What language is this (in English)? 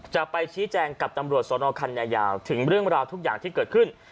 Thai